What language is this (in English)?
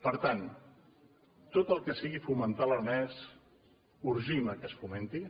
Catalan